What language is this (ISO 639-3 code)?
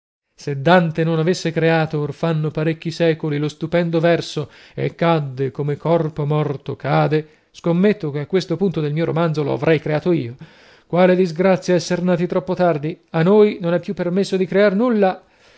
ita